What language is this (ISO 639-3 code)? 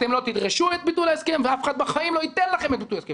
heb